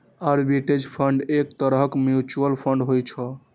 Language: Maithili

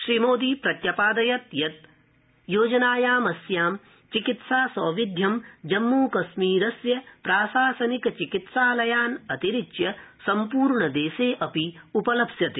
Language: Sanskrit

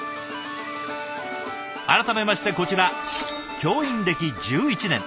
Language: Japanese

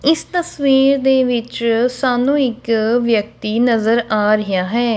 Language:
Punjabi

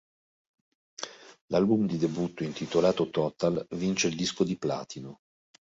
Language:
Italian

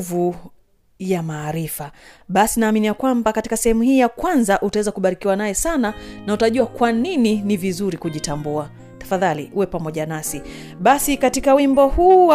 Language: Swahili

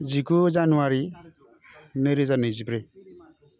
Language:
Bodo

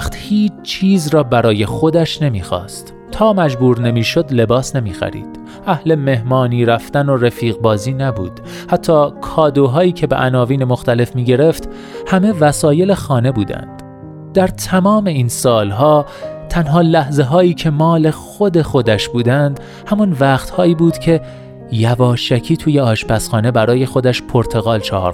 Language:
Persian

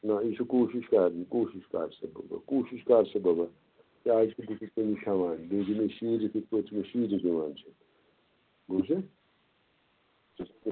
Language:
Kashmiri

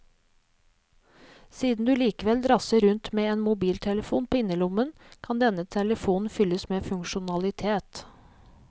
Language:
Norwegian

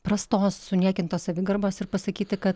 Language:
Lithuanian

